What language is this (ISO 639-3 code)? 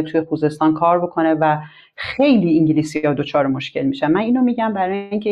fas